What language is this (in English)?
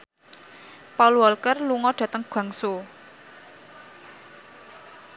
Javanese